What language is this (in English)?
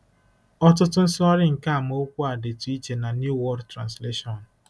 Igbo